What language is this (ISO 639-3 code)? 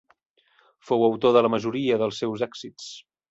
cat